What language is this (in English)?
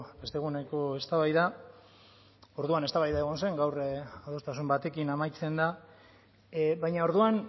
Basque